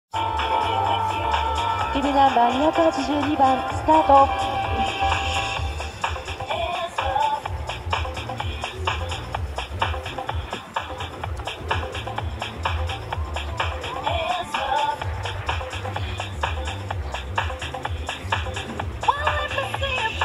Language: Japanese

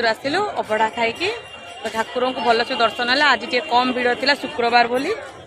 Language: Hindi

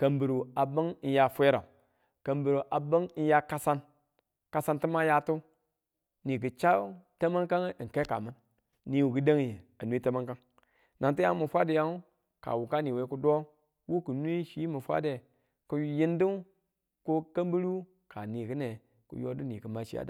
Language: Tula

